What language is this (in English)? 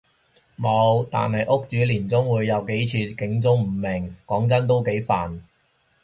Cantonese